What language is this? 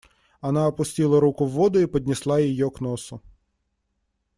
Russian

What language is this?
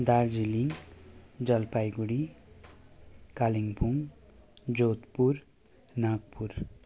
Nepali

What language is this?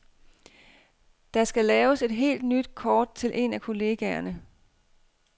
Danish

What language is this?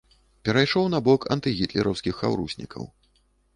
Belarusian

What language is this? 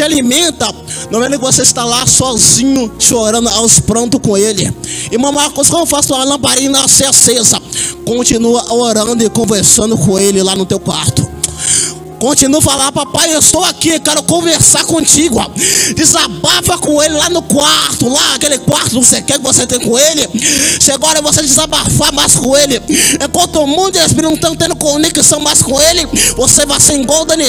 Portuguese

